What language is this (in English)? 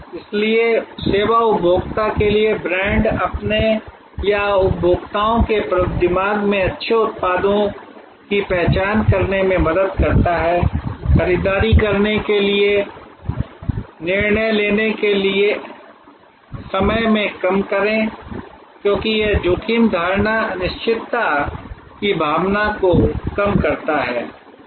Hindi